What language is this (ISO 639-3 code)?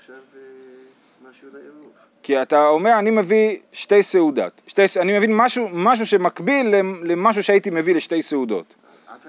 heb